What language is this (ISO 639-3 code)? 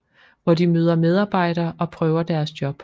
dan